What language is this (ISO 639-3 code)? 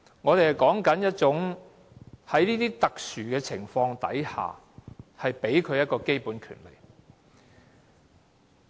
yue